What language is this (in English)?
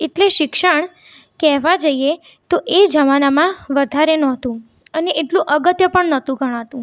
Gujarati